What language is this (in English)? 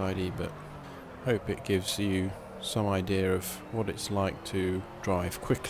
English